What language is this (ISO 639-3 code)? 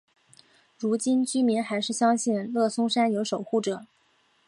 zho